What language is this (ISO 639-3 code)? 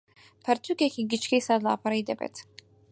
ckb